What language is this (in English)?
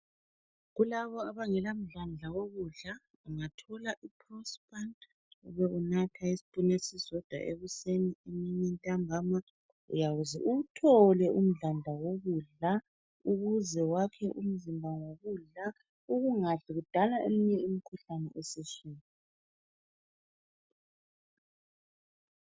North Ndebele